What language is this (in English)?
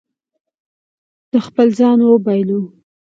Pashto